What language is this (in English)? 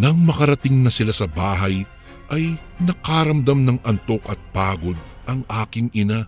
Filipino